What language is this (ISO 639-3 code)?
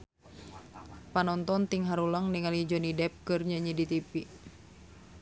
sun